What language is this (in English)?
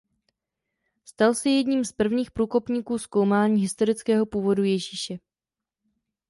Czech